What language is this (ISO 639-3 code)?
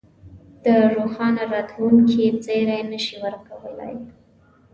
pus